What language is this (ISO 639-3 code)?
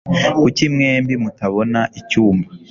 kin